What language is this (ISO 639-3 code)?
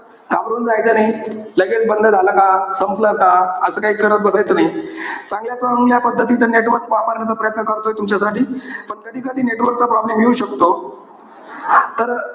mar